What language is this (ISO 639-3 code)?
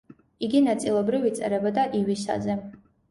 kat